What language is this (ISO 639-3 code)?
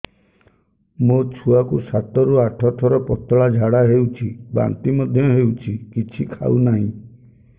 ori